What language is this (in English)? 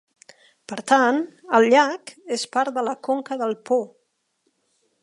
Catalan